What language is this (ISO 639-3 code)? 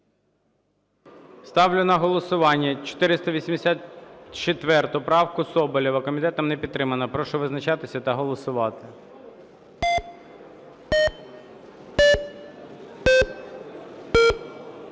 ukr